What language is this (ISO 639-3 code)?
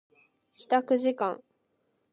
jpn